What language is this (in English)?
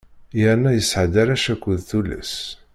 Kabyle